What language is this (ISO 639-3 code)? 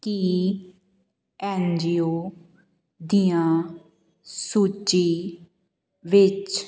pan